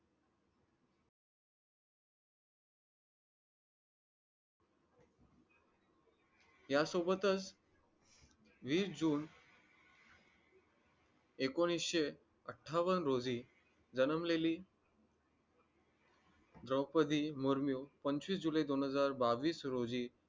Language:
Marathi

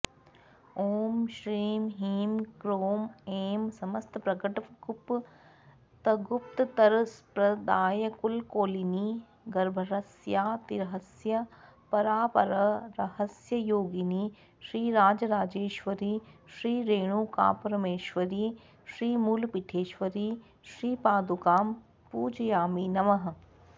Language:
Sanskrit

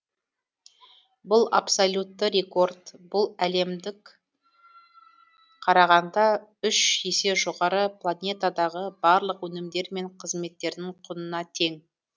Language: Kazakh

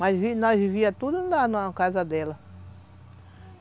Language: Portuguese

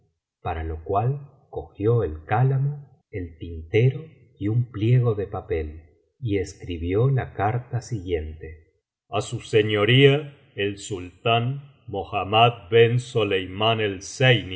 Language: Spanish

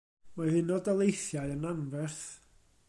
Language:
Welsh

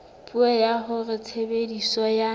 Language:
Southern Sotho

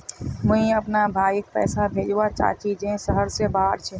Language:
Magahi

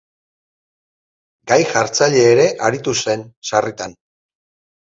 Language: Basque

